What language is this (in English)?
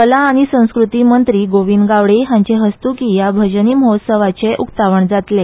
Konkani